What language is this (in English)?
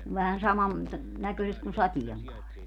Finnish